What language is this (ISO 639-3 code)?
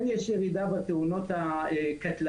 heb